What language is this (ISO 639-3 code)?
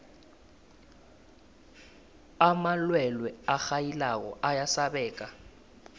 nbl